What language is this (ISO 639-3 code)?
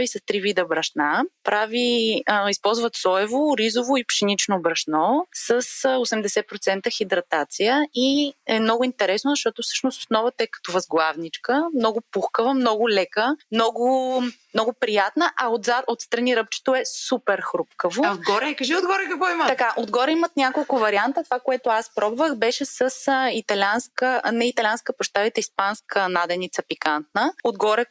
bul